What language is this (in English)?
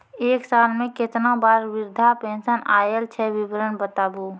Maithili